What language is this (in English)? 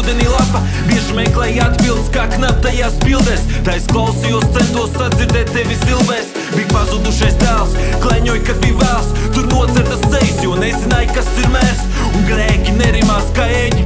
Latvian